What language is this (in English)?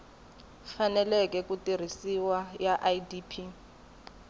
Tsonga